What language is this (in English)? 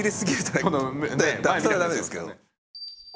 Japanese